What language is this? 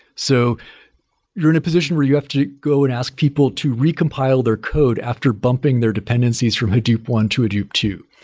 English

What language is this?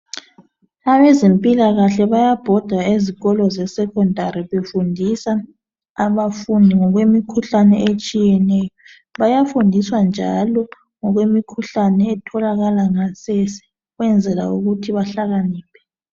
North Ndebele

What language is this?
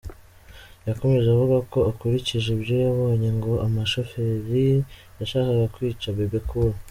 Kinyarwanda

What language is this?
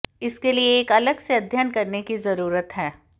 Hindi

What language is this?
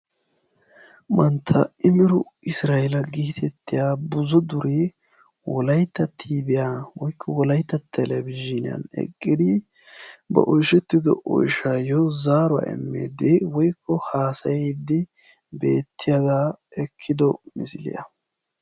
Wolaytta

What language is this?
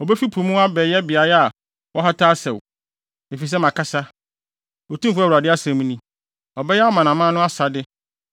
Akan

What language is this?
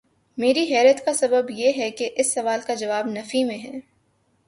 Urdu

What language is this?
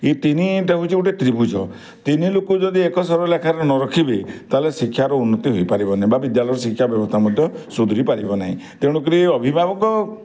Odia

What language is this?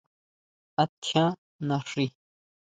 Huautla Mazatec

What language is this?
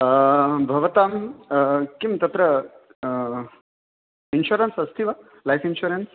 Sanskrit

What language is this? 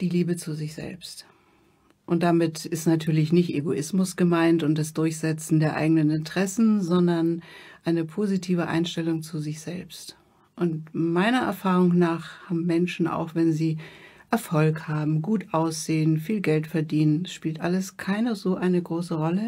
German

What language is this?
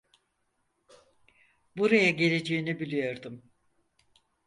Turkish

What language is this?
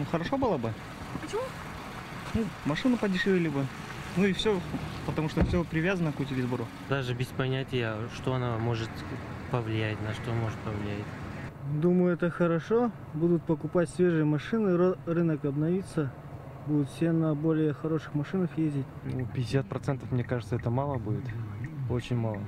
Russian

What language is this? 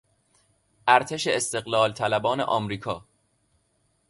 Persian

